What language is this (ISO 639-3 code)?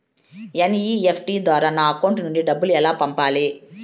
tel